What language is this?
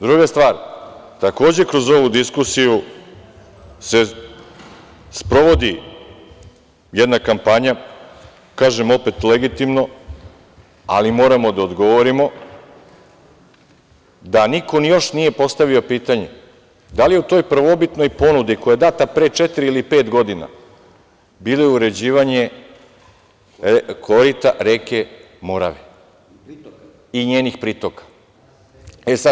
Serbian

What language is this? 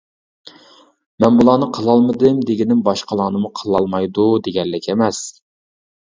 Uyghur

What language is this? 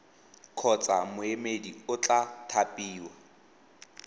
Tswana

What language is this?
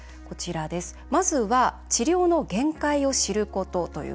Japanese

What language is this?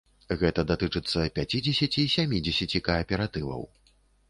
Belarusian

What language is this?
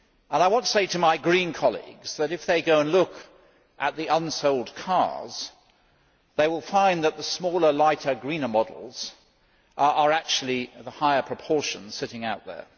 English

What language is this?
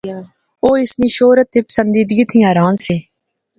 Pahari-Potwari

